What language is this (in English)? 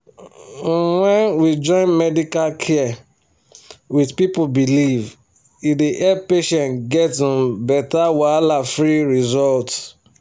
Nigerian Pidgin